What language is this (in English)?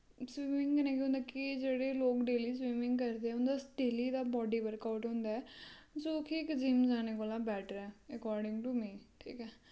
Dogri